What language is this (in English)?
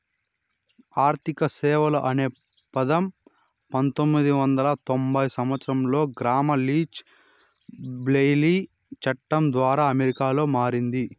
Telugu